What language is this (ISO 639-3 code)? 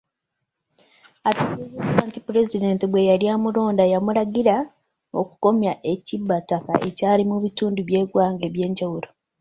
lug